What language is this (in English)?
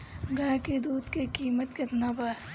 Bhojpuri